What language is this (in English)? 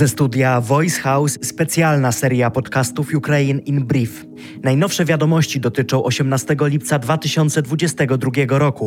Polish